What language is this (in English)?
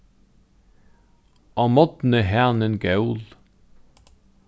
Faroese